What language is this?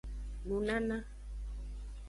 Aja (Benin)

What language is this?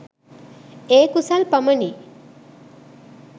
Sinhala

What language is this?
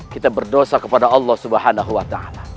Indonesian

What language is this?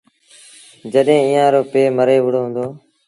Sindhi Bhil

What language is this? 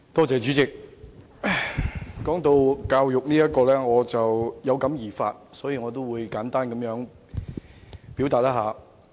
Cantonese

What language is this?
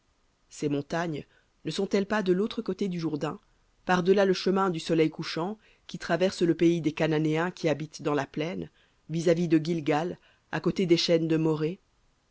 French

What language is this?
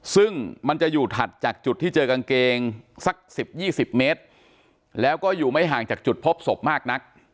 Thai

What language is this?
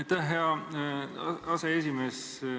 Estonian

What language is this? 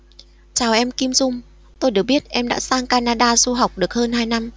Vietnamese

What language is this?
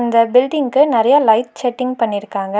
Tamil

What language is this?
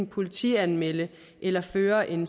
Danish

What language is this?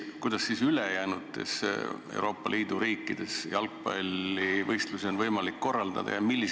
Estonian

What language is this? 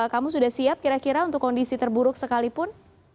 Indonesian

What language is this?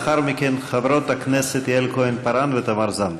Hebrew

